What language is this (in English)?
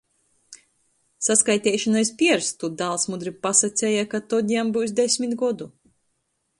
Latgalian